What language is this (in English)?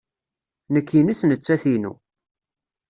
Kabyle